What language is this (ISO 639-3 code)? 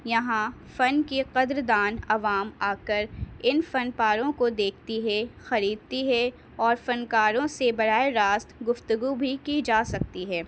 urd